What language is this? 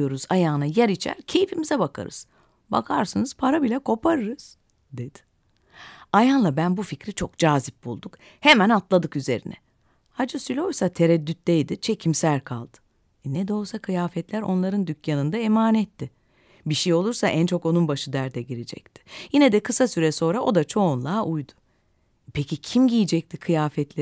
Turkish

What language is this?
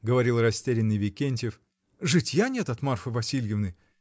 Russian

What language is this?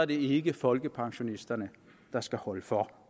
Danish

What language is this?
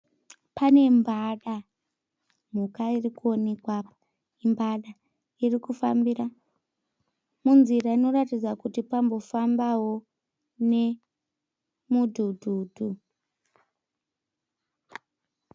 Shona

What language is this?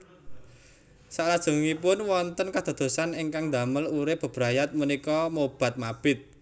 Javanese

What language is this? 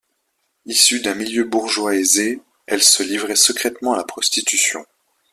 French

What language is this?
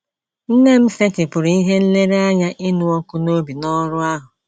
Igbo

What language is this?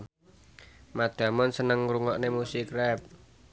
Javanese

